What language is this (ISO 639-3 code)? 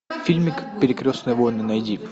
rus